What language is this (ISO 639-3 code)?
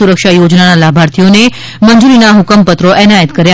guj